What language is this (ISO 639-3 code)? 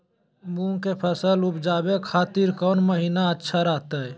mag